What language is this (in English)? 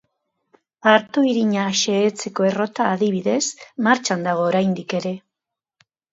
Basque